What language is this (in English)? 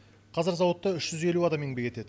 Kazakh